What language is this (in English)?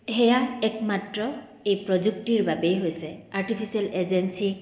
Assamese